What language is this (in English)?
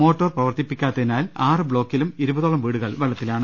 Malayalam